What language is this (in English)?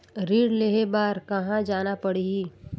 Chhattisgarhi